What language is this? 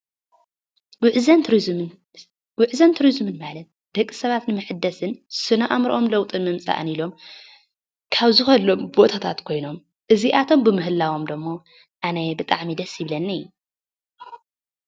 Tigrinya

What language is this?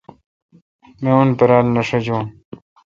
Kalkoti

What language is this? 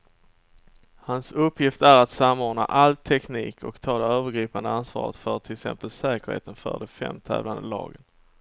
Swedish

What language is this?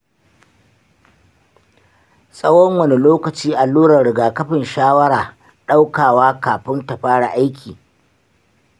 Hausa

